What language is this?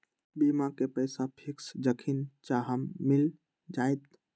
Magahi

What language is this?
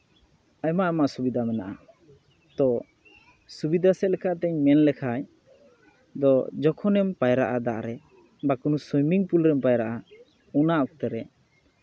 Santali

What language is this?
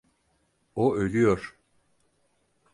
Turkish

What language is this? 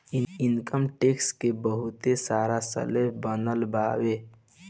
Bhojpuri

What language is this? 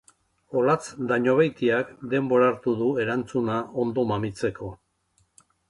Basque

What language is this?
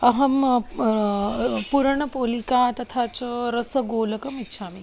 Sanskrit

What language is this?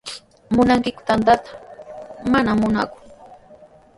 Sihuas Ancash Quechua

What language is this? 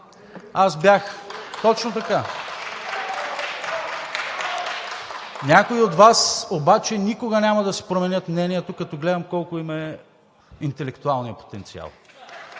Bulgarian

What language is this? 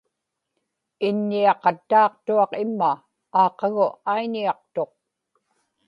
Inupiaq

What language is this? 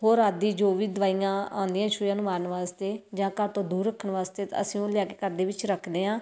Punjabi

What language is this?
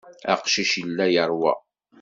Kabyle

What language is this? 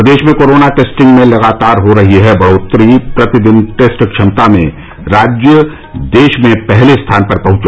Hindi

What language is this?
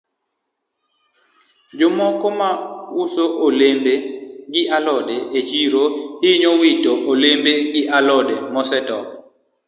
Luo (Kenya and Tanzania)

